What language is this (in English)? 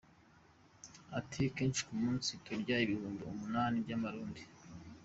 Kinyarwanda